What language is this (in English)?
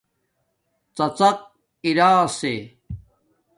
Domaaki